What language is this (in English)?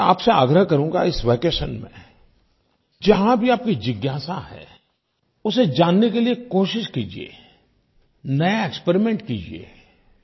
Hindi